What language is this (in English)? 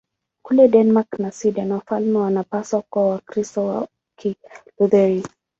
Swahili